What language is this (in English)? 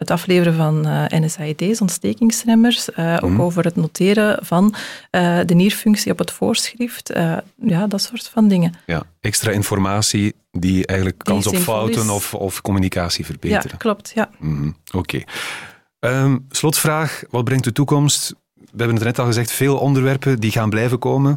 Dutch